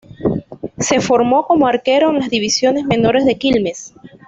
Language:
Spanish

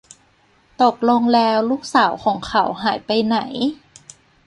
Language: Thai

